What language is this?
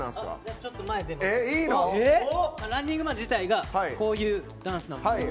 Japanese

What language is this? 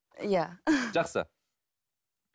Kazakh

